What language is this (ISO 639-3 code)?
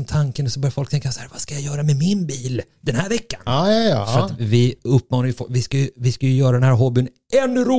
swe